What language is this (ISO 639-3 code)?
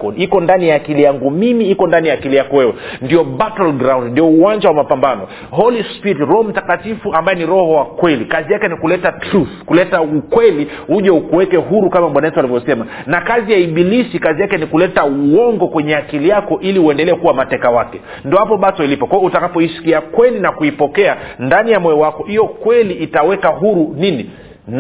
swa